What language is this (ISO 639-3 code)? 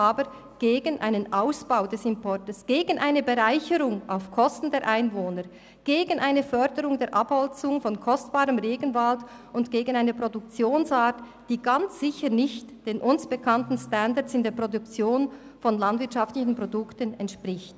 gsw